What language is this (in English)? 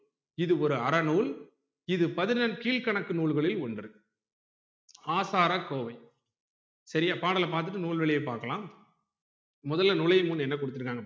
Tamil